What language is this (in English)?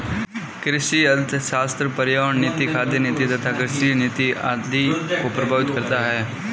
Hindi